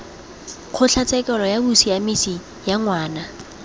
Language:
Tswana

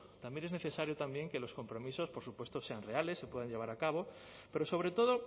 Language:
Spanish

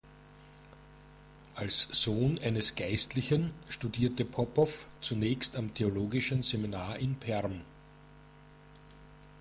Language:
German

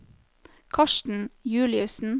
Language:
Norwegian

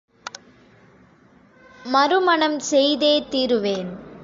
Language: Tamil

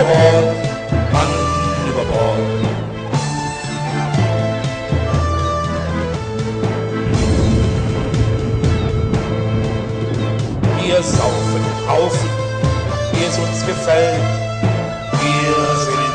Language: German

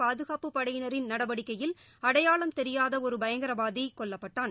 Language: Tamil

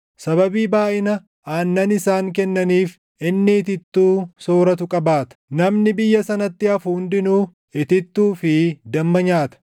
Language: Oromo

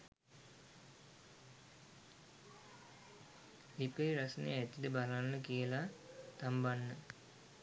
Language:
Sinhala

